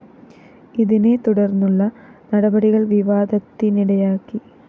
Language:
Malayalam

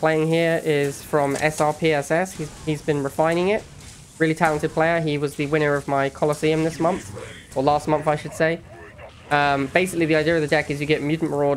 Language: English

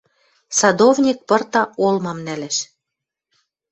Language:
Western Mari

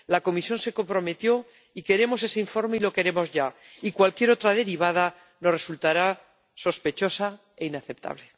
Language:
Spanish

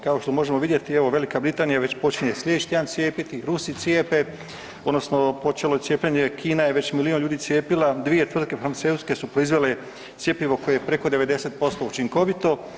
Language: Croatian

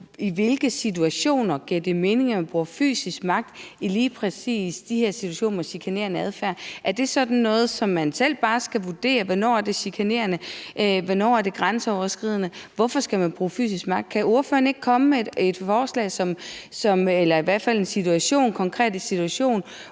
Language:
Danish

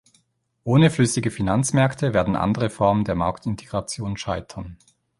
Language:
German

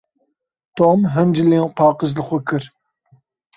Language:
Kurdish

